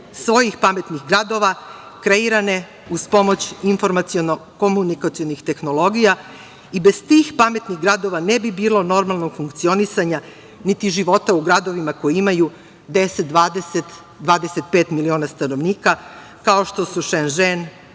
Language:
Serbian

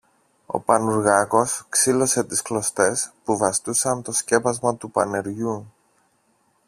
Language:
Greek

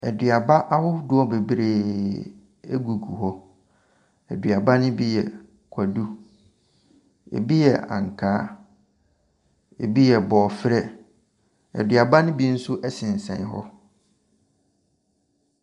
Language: Akan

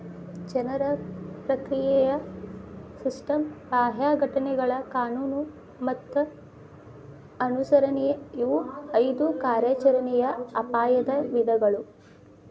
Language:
Kannada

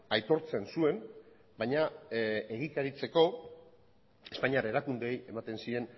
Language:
Basque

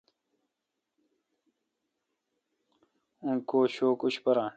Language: Kalkoti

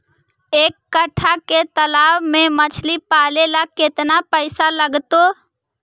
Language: Magahi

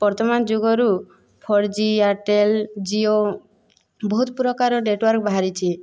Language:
Odia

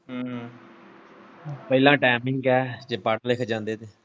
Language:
Punjabi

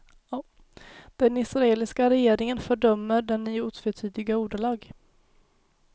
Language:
Swedish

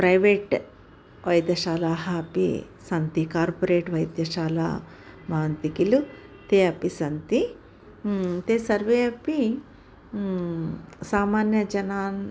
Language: Sanskrit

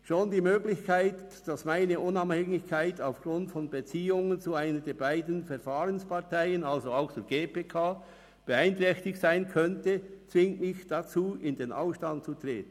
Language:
Swiss German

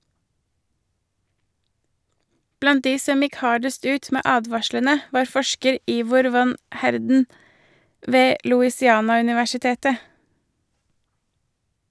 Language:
Norwegian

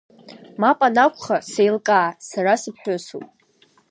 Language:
Abkhazian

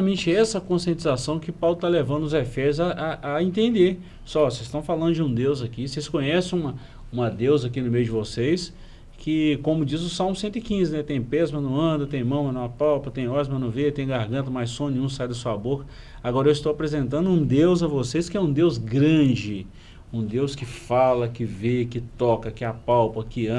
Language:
Portuguese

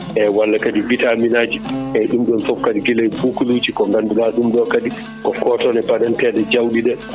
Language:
Fula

